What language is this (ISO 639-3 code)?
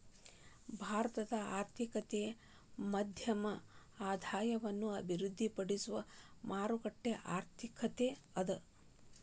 kan